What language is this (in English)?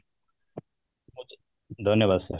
Odia